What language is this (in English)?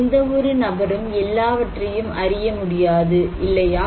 Tamil